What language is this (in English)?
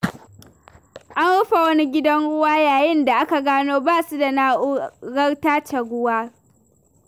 Hausa